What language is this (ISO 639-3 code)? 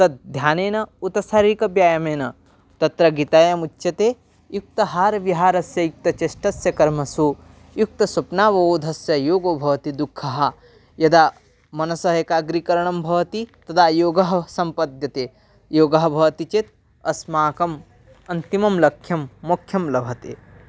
san